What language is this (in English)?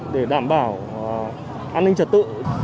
Vietnamese